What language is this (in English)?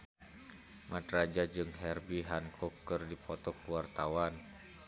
Sundanese